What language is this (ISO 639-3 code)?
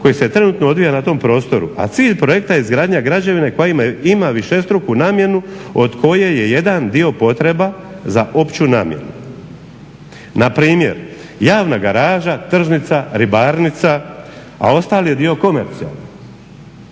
hrv